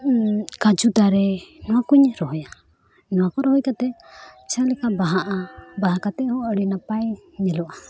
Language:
Santali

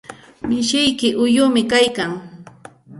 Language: Santa Ana de Tusi Pasco Quechua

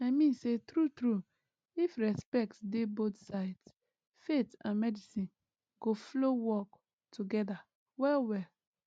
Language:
Nigerian Pidgin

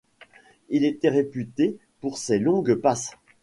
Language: French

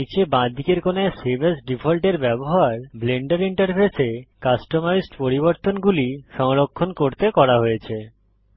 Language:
Bangla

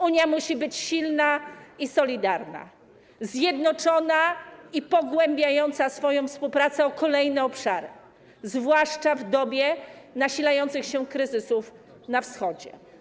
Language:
Polish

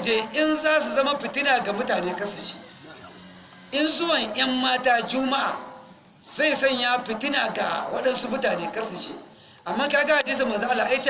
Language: Hausa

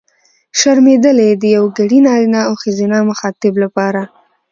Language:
Pashto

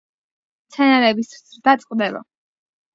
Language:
Georgian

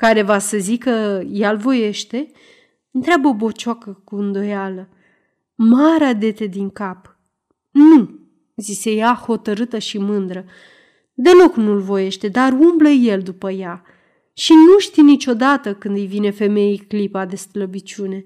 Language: Romanian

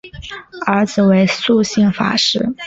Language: Chinese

